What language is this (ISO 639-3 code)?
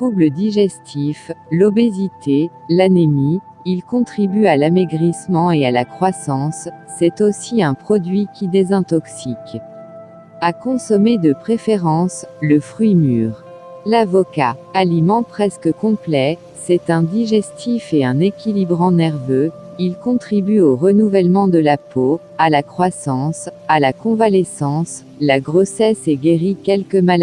fra